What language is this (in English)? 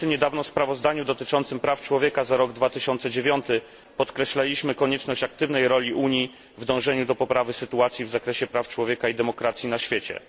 Polish